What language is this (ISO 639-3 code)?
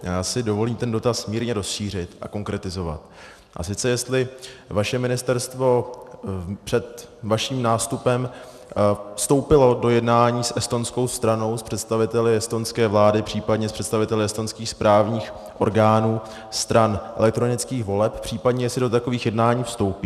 ces